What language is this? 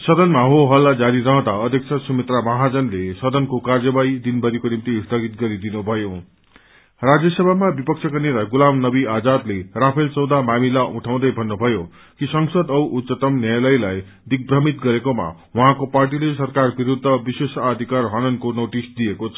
Nepali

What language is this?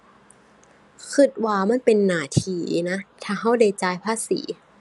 Thai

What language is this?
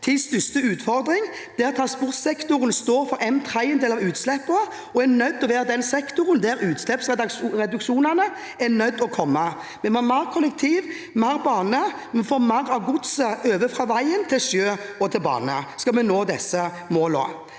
Norwegian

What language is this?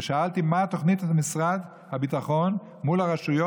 Hebrew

